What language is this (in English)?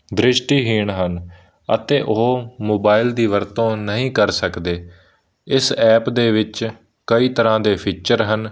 Punjabi